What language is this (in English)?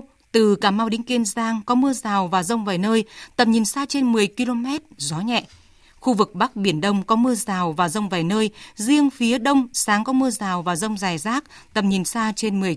Vietnamese